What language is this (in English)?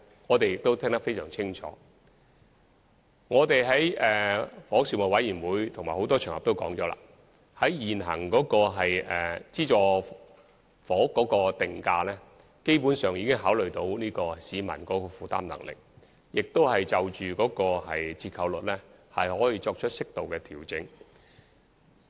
Cantonese